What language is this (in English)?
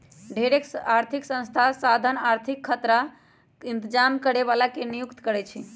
Magahi